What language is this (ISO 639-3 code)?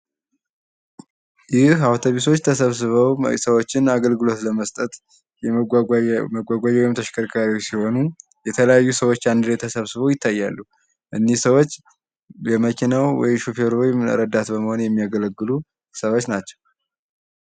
amh